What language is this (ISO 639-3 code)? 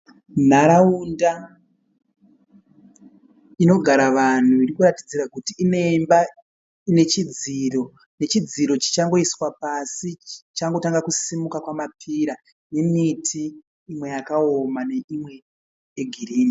sna